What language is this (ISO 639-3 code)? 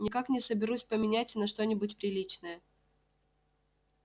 rus